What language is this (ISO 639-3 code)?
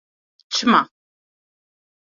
kur